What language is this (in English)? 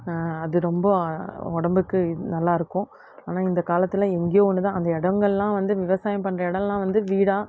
Tamil